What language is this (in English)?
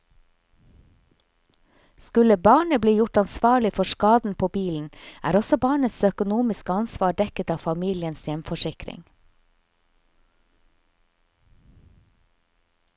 Norwegian